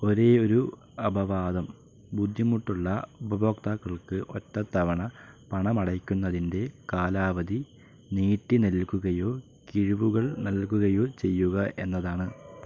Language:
Malayalam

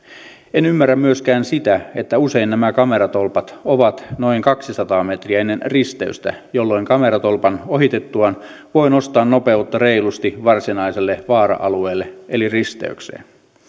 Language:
Finnish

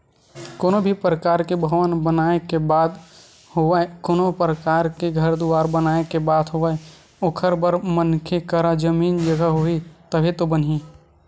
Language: Chhattisgarhi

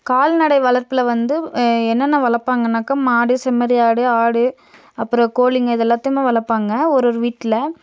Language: Tamil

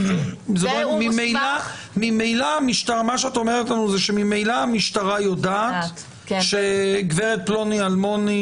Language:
Hebrew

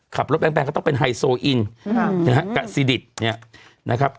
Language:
Thai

